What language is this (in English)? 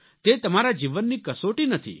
Gujarati